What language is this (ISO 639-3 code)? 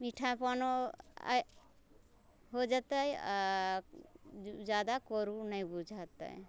mai